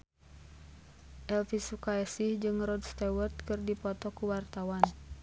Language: Sundanese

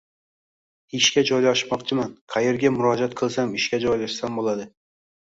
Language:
Uzbek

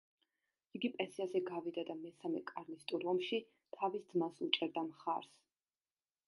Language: Georgian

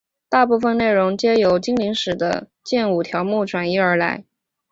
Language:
Chinese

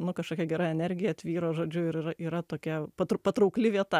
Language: Lithuanian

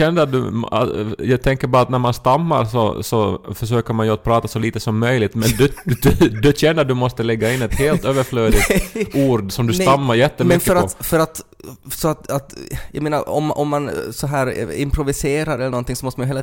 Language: Swedish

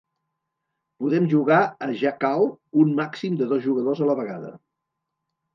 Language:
Catalan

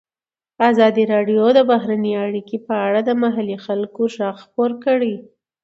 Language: Pashto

